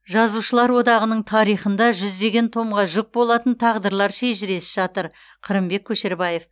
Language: Kazakh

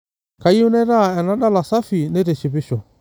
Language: Masai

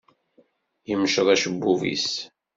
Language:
Kabyle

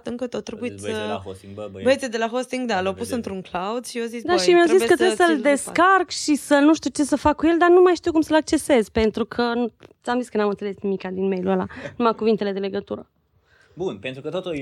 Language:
Romanian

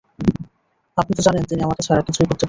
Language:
Bangla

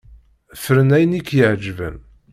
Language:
Kabyle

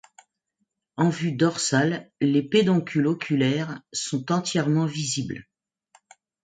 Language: French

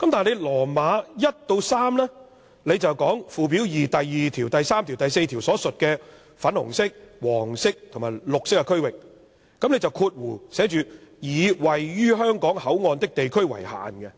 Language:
Cantonese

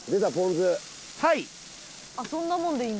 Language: Japanese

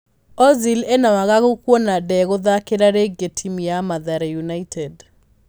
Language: Kikuyu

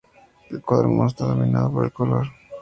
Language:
Spanish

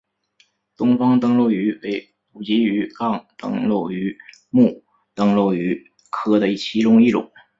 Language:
Chinese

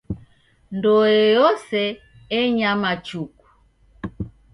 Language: Taita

